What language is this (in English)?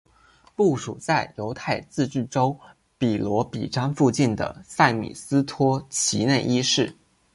Chinese